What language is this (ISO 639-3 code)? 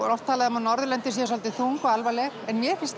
isl